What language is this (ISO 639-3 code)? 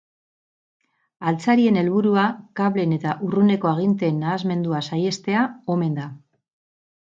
eus